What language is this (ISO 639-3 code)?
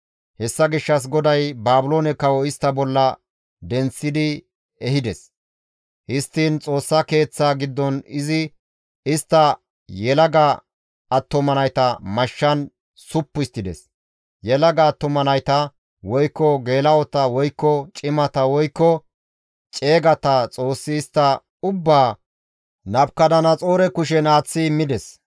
gmv